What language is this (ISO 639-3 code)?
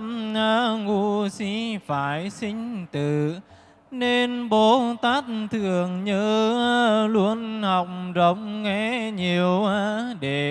vie